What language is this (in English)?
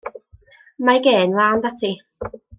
Welsh